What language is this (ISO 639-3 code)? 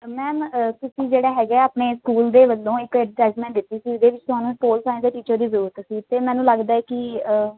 pan